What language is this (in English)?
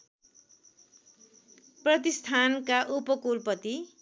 Nepali